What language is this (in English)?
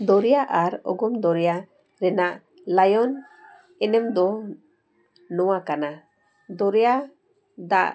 Santali